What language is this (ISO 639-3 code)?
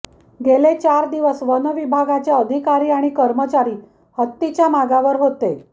mar